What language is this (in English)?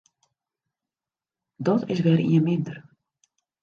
Western Frisian